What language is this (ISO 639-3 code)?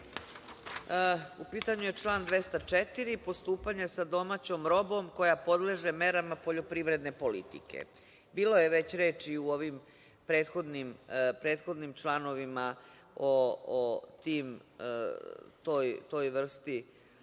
srp